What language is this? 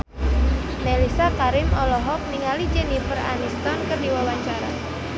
Sundanese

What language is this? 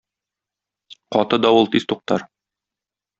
Tatar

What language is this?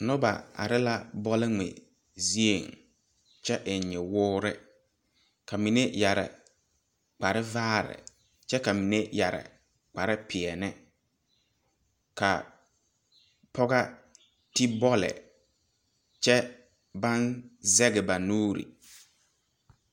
Southern Dagaare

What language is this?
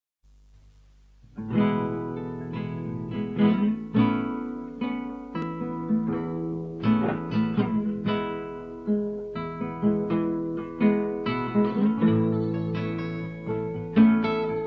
Polish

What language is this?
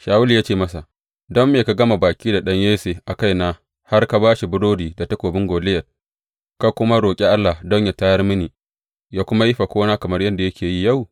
Hausa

